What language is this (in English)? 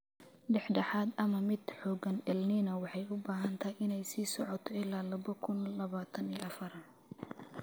Somali